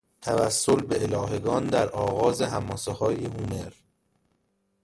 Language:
Persian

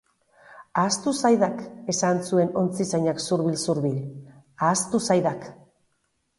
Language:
Basque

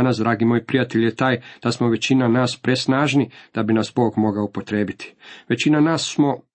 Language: Croatian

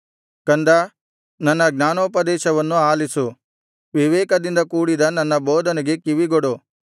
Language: Kannada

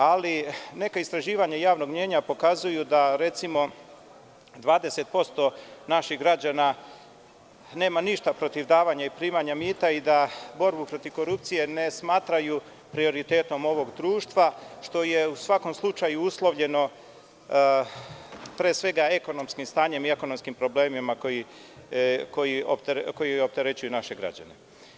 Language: Serbian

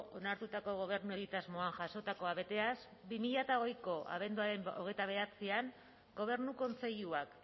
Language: Basque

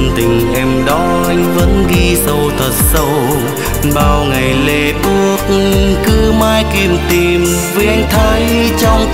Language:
Vietnamese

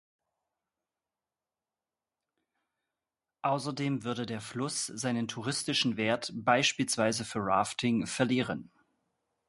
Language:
German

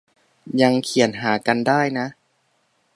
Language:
Thai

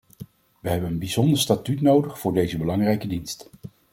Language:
Dutch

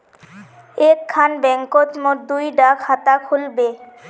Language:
Magahi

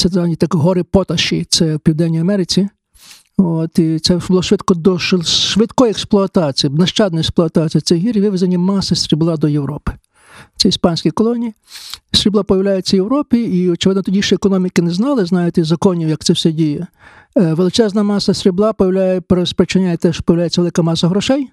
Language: Ukrainian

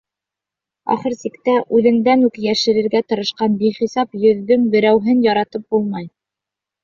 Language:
Bashkir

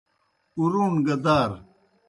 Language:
Kohistani Shina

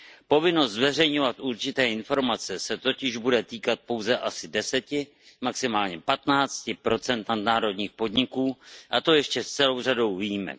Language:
Czech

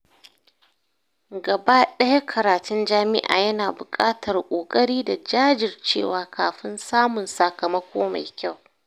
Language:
Hausa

